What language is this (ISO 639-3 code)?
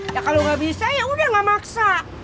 ind